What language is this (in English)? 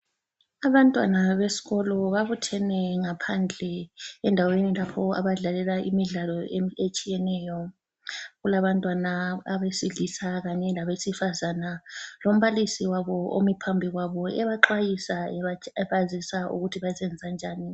North Ndebele